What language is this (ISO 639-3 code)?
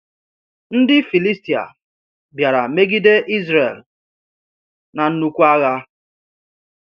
ibo